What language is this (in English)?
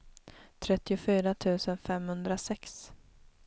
Swedish